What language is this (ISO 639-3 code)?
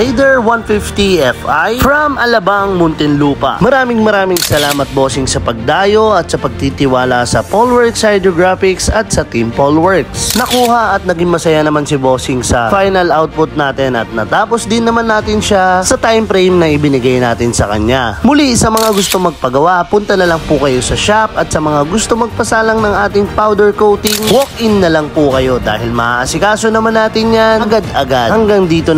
fil